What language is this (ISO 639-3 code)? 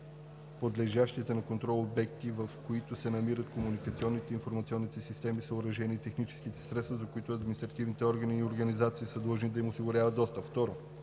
bul